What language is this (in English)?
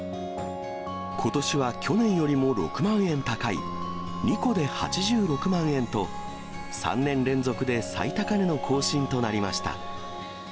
Japanese